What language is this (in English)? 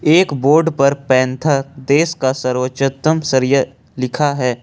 Hindi